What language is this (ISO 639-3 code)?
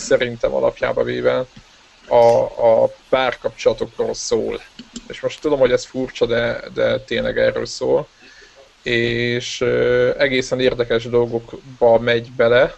hun